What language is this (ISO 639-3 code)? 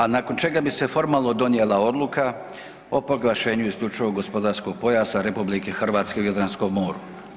hrv